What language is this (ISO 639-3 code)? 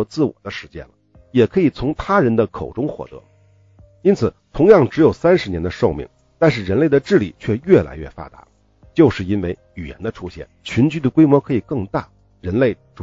zho